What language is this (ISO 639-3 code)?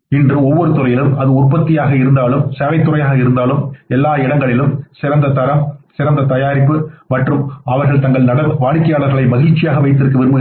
tam